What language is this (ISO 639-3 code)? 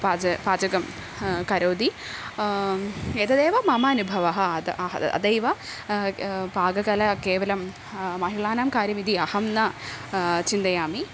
san